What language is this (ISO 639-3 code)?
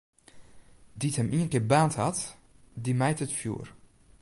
fry